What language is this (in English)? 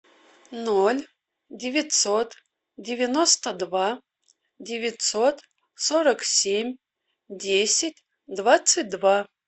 Russian